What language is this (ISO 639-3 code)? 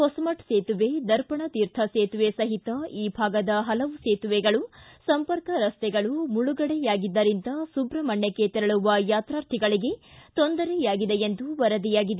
kan